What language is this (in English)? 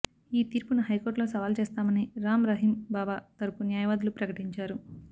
Telugu